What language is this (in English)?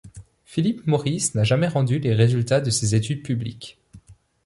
French